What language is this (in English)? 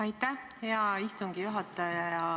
Estonian